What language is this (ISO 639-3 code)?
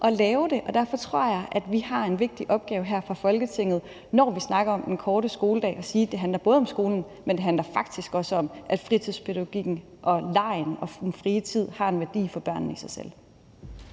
dan